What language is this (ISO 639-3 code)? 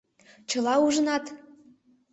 chm